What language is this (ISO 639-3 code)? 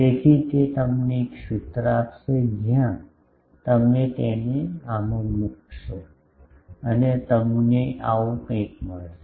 guj